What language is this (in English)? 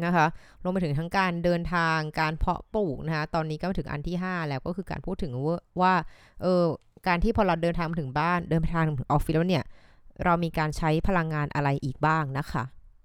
Thai